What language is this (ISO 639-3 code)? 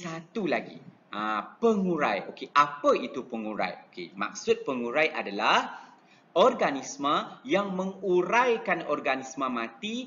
msa